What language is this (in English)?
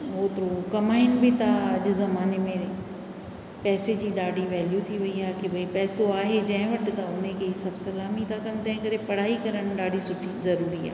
Sindhi